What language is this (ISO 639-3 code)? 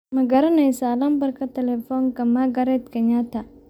som